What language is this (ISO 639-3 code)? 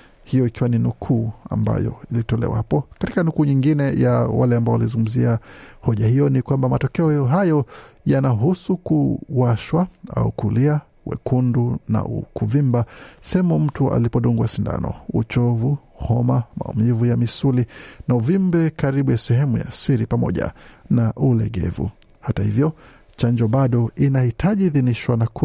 swa